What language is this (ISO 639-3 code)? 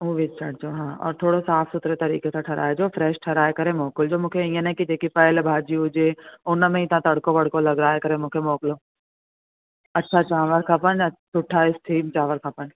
snd